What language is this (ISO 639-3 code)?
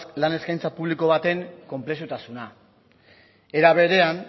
eus